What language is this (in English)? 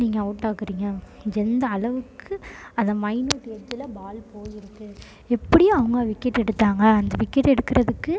Tamil